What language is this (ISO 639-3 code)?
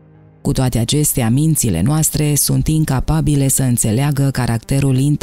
ron